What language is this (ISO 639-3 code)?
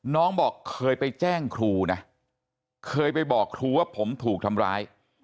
tha